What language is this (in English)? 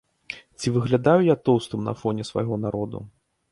Belarusian